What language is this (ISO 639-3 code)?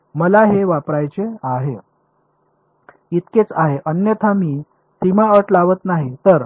mar